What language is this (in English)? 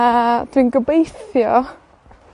Welsh